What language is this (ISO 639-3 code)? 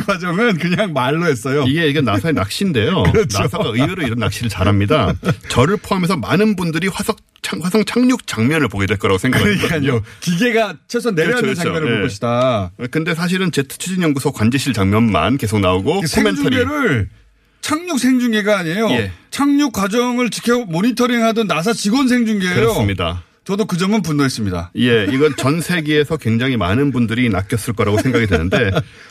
kor